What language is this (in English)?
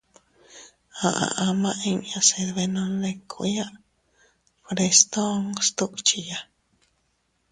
Teutila Cuicatec